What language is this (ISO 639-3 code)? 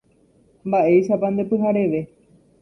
grn